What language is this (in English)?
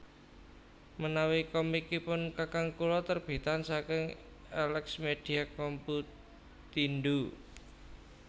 Javanese